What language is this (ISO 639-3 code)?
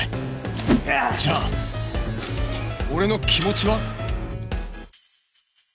jpn